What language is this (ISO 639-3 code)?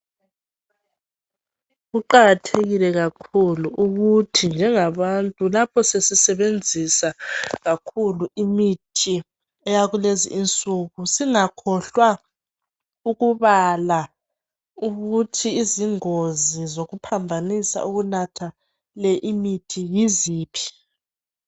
nde